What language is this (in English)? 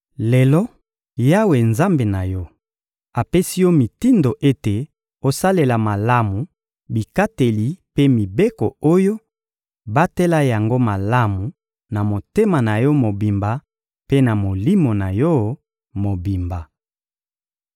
Lingala